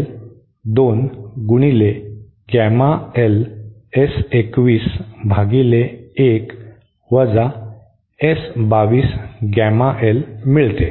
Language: Marathi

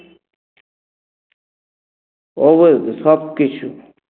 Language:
Bangla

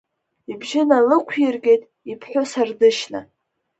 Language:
Abkhazian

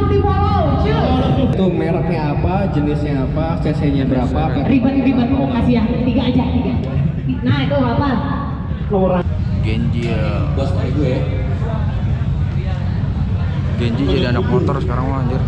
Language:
Indonesian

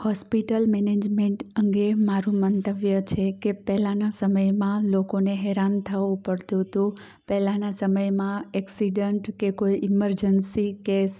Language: Gujarati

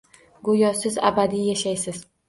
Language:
Uzbek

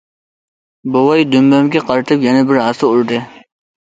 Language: Uyghur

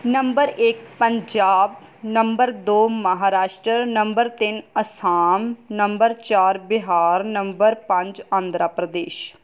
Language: Punjabi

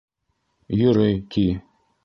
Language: Bashkir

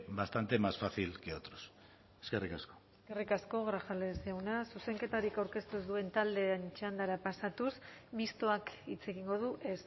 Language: Basque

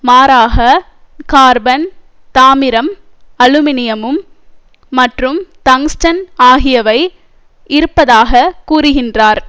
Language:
Tamil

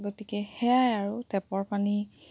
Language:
Assamese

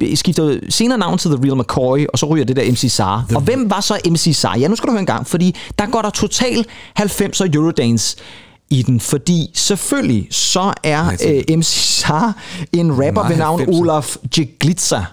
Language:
Danish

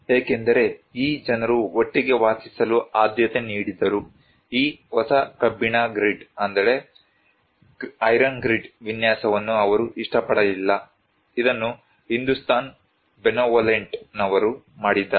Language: Kannada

